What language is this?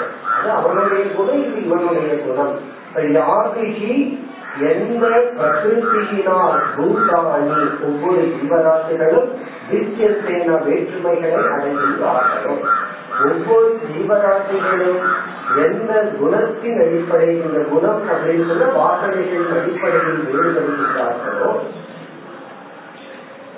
Tamil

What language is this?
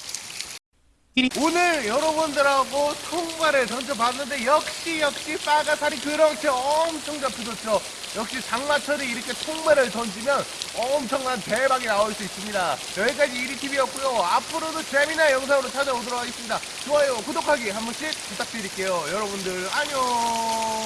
Korean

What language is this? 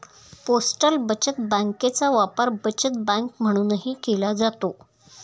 Marathi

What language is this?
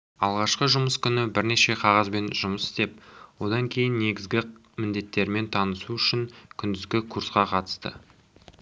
Kazakh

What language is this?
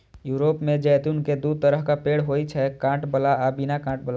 Maithili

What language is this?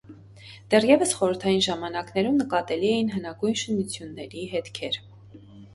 Armenian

